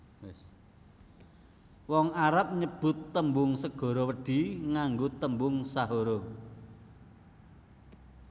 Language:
Javanese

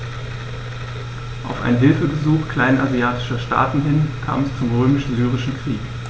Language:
German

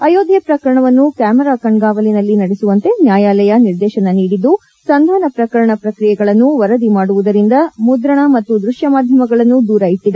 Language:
Kannada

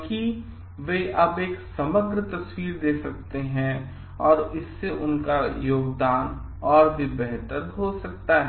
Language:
Hindi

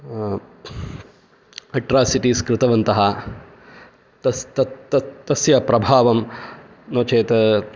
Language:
Sanskrit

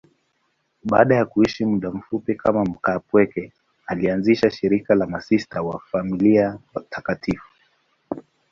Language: Swahili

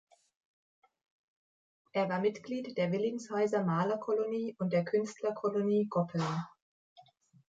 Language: German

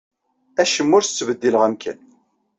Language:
Kabyle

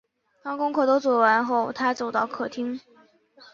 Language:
Chinese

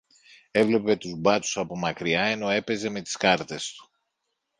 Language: Greek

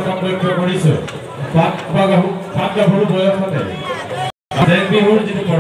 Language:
Thai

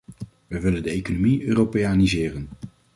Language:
Dutch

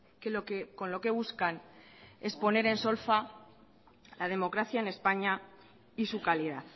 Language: Spanish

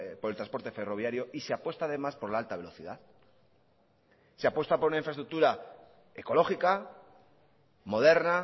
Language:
Spanish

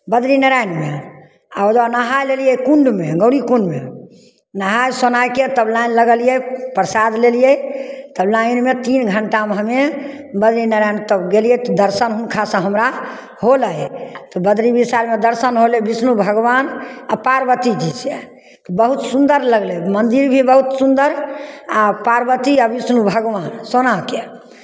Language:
Maithili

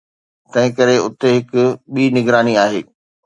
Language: Sindhi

